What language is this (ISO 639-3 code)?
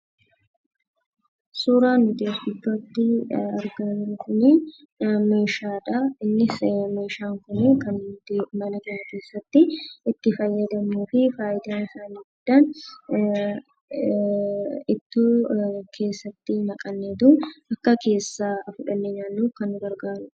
orm